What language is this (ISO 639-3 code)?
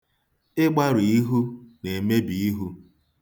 ibo